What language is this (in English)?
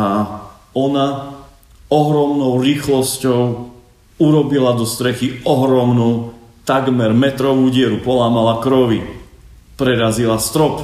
Slovak